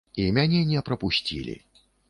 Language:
Belarusian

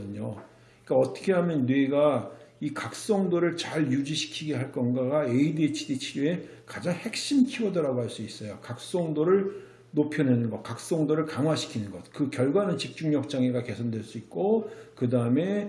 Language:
Korean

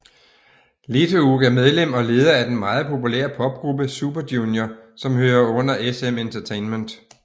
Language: Danish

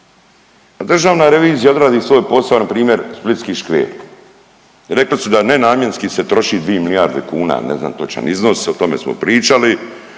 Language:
Croatian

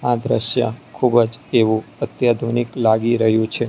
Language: Gujarati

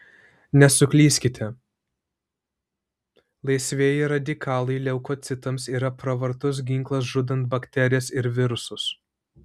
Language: Lithuanian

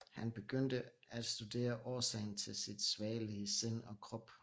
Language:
Danish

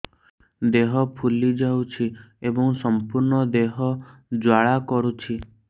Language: Odia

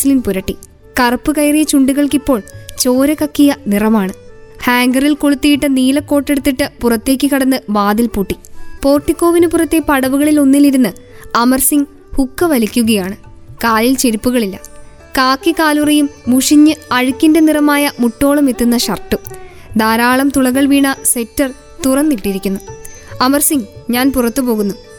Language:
Malayalam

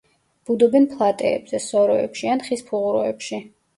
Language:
Georgian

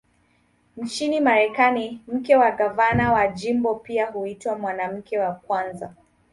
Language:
Swahili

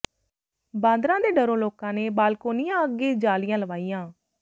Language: Punjabi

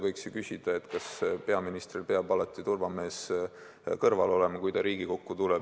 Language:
Estonian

